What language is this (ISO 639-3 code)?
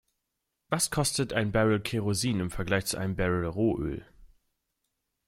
deu